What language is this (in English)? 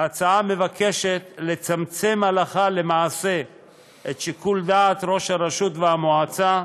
Hebrew